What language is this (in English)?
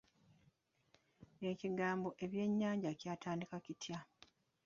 Ganda